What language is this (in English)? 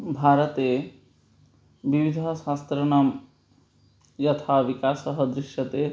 Sanskrit